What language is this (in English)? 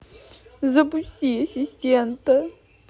Russian